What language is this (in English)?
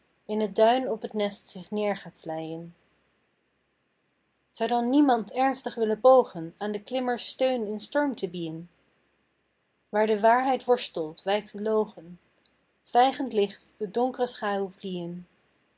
Dutch